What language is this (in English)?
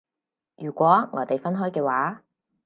Cantonese